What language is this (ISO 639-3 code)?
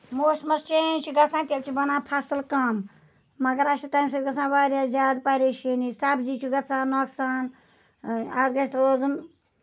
kas